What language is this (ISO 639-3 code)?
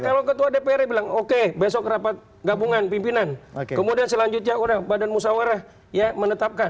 ind